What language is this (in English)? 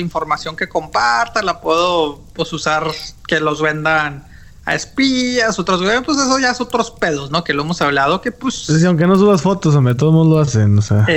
Spanish